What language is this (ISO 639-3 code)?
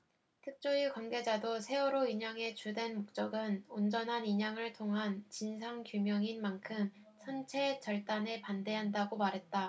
kor